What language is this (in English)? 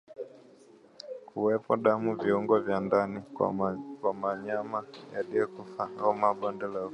Swahili